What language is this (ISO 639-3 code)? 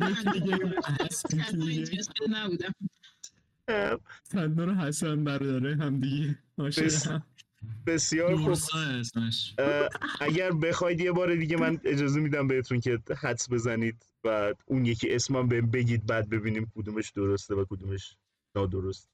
fas